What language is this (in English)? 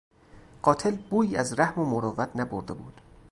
Persian